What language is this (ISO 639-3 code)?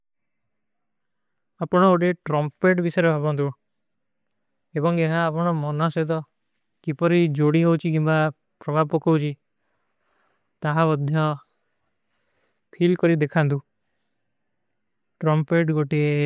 uki